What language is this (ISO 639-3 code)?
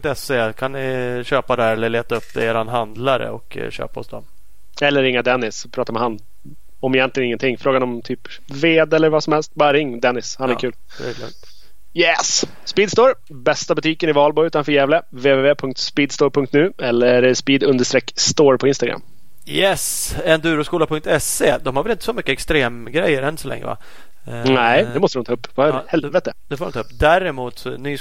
swe